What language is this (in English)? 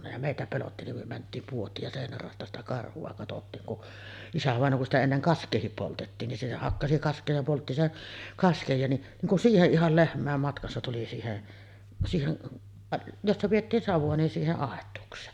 Finnish